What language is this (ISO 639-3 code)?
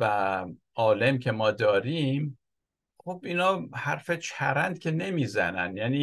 fas